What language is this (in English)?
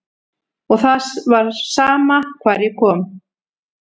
Icelandic